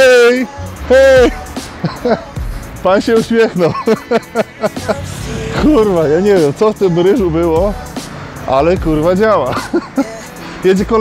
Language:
Polish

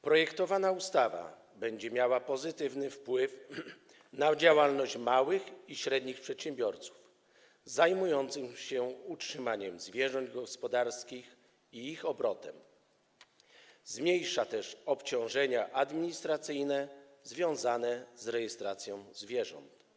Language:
Polish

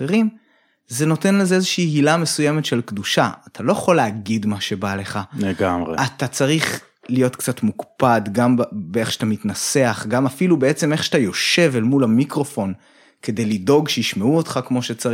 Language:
Hebrew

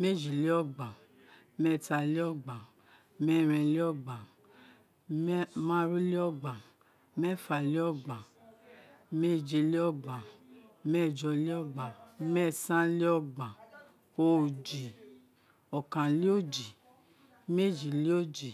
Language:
Isekiri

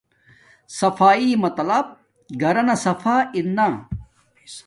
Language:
Domaaki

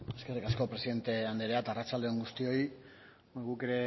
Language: Basque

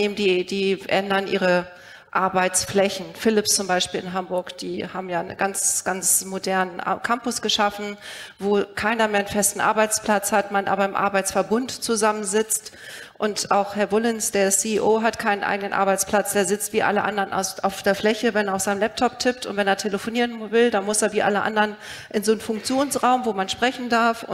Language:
German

